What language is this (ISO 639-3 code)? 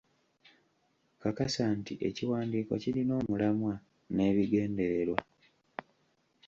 lug